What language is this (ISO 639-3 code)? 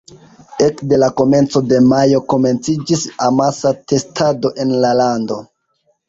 epo